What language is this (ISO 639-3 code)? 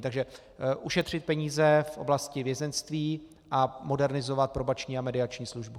ces